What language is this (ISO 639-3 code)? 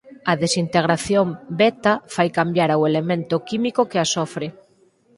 glg